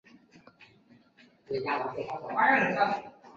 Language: Chinese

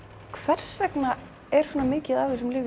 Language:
Icelandic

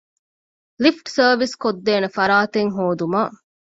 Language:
Divehi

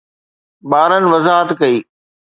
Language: Sindhi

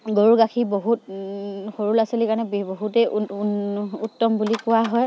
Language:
Assamese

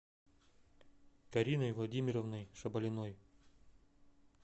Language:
Russian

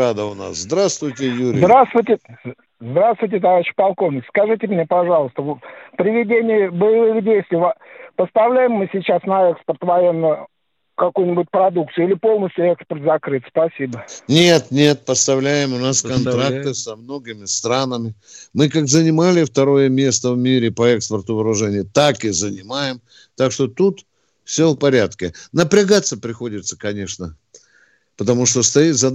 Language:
Russian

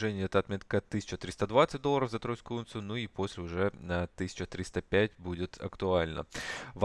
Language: Russian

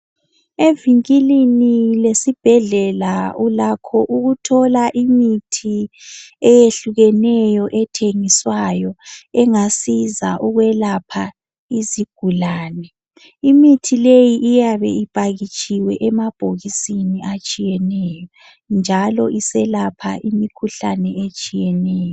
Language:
North Ndebele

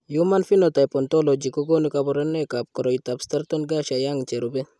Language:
Kalenjin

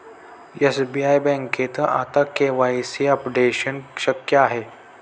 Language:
Marathi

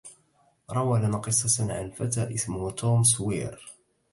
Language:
Arabic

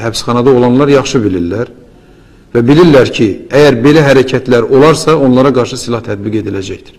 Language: Turkish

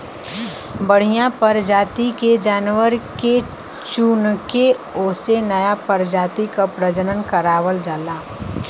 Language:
Bhojpuri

